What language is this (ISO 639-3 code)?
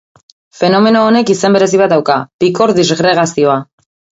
eus